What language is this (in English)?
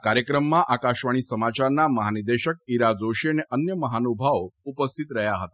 Gujarati